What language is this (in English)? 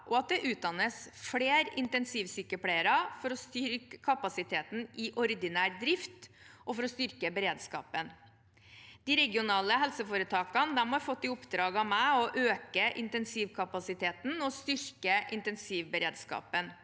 Norwegian